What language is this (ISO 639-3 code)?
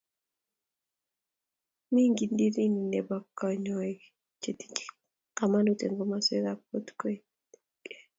kln